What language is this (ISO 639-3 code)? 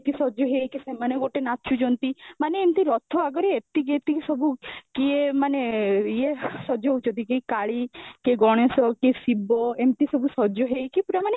ori